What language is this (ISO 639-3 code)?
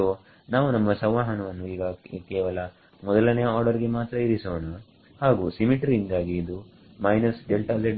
kan